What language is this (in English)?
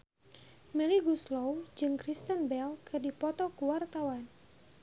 Sundanese